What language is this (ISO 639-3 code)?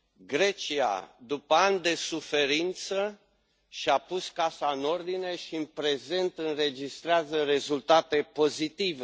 ron